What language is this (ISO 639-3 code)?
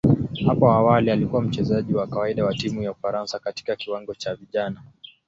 swa